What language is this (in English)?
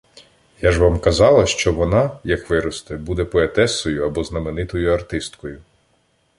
Ukrainian